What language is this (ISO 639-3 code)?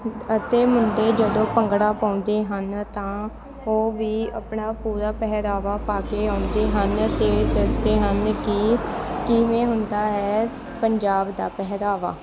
pan